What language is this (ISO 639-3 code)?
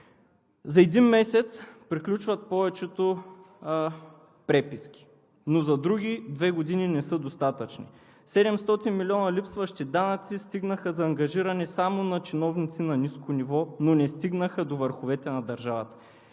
bul